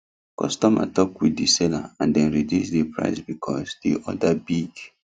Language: Nigerian Pidgin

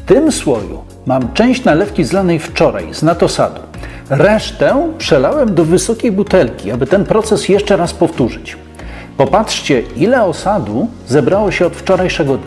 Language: Polish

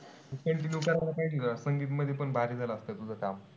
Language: Marathi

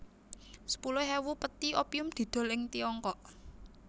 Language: Javanese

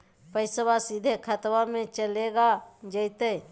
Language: Magahi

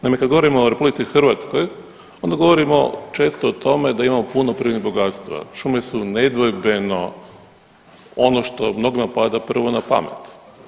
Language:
Croatian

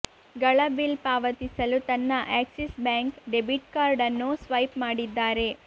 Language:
Kannada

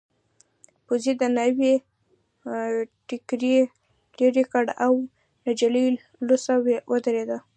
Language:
Pashto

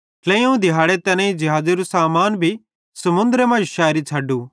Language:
Bhadrawahi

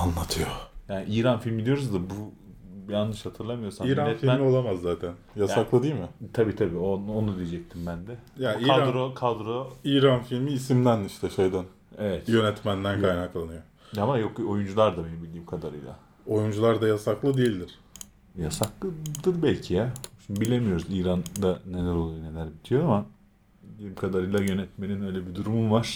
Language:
Turkish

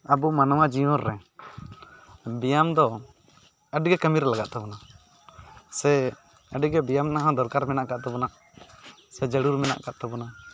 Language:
Santali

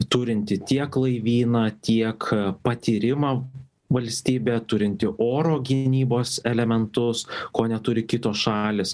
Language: Lithuanian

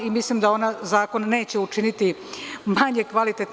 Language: Serbian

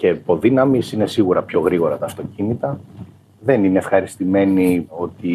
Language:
Greek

